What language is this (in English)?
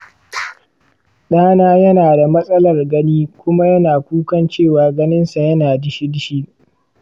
Hausa